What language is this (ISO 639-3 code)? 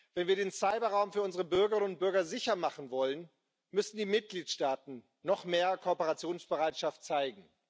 deu